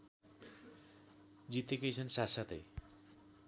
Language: Nepali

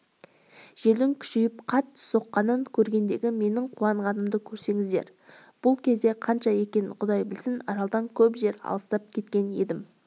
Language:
Kazakh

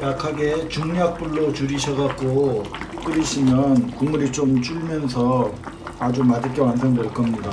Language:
Korean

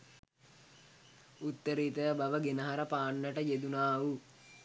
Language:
Sinhala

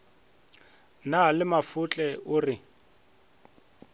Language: Northern Sotho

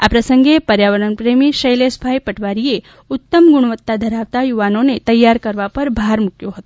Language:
Gujarati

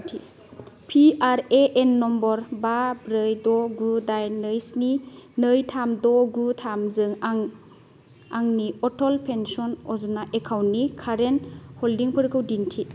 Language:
Bodo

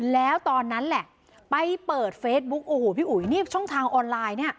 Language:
Thai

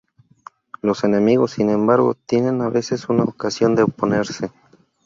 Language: Spanish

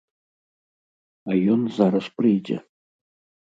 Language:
Belarusian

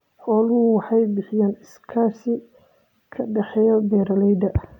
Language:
Somali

